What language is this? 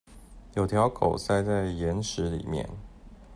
Chinese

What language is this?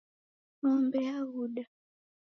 Taita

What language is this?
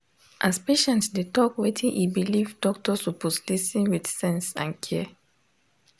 Nigerian Pidgin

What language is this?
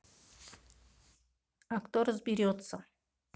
Russian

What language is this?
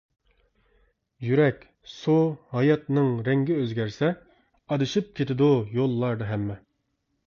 Uyghur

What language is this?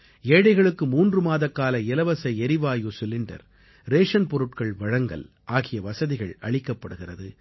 Tamil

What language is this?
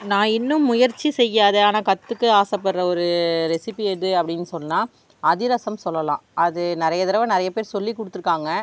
Tamil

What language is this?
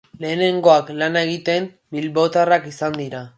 Basque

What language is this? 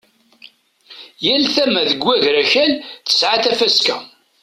Kabyle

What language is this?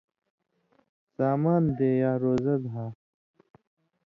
Indus Kohistani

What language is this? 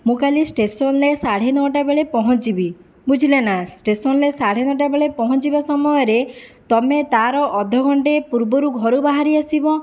Odia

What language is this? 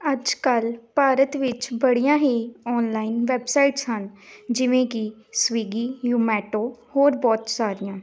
Punjabi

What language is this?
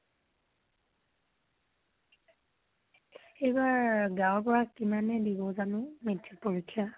Assamese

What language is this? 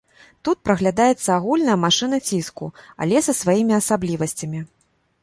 Belarusian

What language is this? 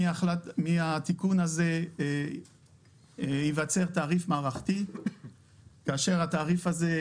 Hebrew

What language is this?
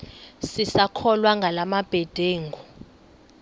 Xhosa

